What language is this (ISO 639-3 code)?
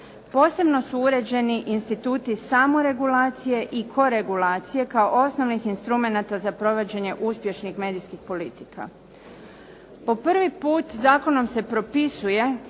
hrv